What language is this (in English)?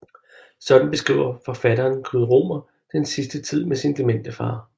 Danish